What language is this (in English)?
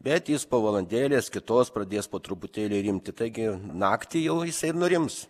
Lithuanian